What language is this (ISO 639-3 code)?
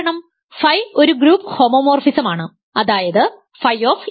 mal